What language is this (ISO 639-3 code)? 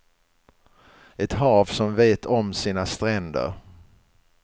swe